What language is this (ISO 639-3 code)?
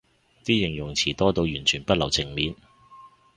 yue